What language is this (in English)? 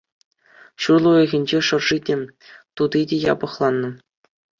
Chuvash